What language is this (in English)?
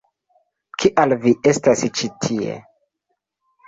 Esperanto